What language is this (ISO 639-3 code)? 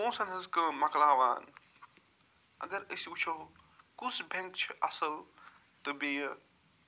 kas